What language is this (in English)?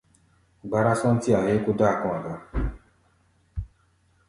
Gbaya